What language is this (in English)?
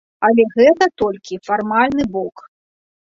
Belarusian